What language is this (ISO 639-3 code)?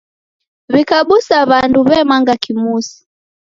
dav